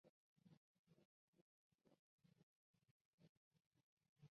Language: Chinese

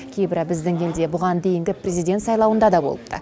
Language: Kazakh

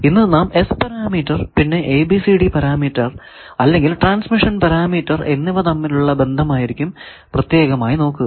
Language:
Malayalam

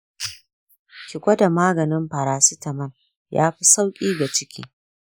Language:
Hausa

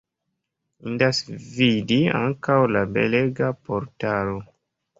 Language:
Esperanto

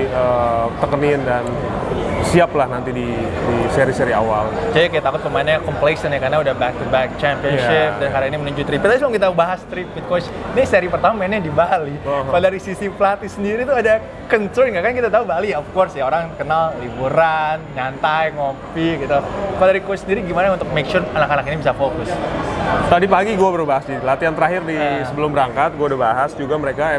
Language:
Indonesian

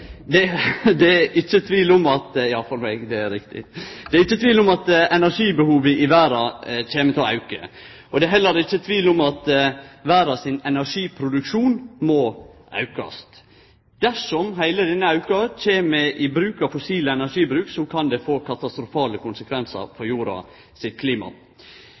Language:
Norwegian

